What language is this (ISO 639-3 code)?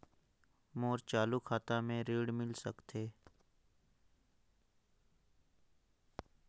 hne